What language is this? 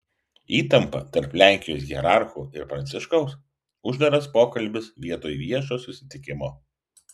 Lithuanian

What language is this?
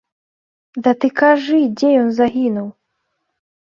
Belarusian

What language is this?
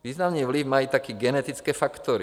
Czech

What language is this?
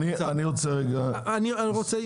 Hebrew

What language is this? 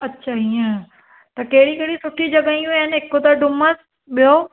Sindhi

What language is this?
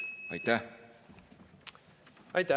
Estonian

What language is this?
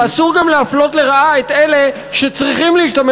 Hebrew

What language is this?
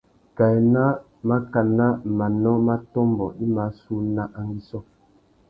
Tuki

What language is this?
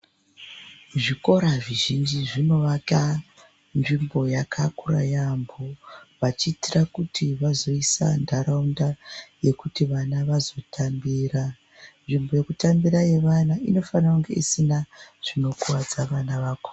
Ndau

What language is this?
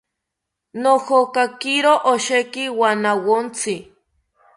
South Ucayali Ashéninka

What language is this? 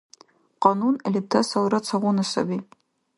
Dargwa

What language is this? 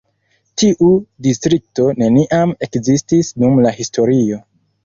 Esperanto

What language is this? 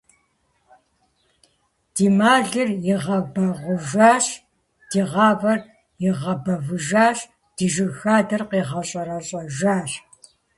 Kabardian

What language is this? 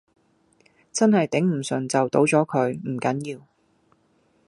Cantonese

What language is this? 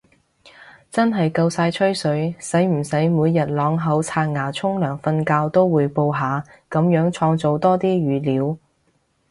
Cantonese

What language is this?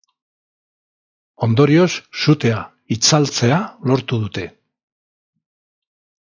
Basque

